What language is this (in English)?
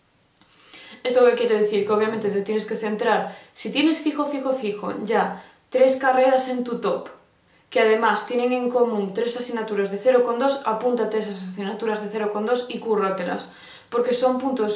Spanish